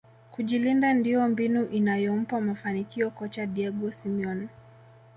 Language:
Swahili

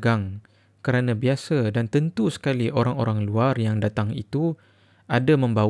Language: Malay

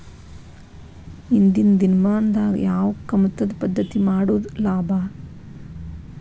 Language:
Kannada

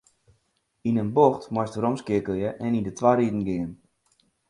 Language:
Western Frisian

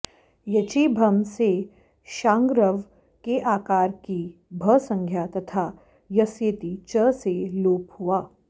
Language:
Sanskrit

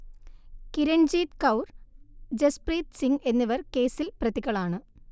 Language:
Malayalam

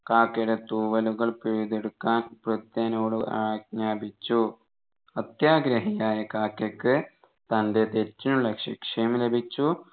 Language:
Malayalam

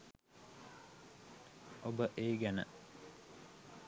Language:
Sinhala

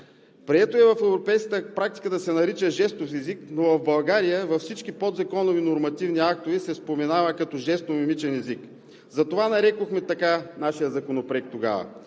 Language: Bulgarian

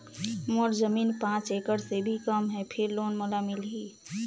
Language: Chhattisgarhi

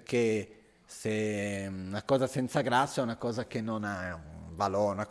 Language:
Italian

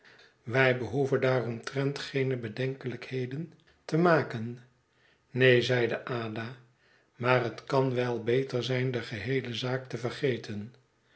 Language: Dutch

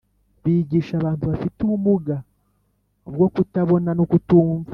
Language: Kinyarwanda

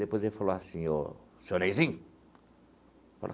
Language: Portuguese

